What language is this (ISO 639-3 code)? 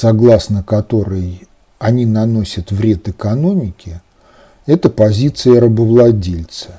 rus